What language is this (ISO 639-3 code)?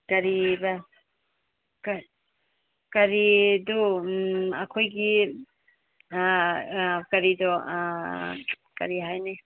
mni